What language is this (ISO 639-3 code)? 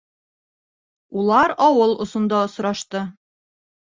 bak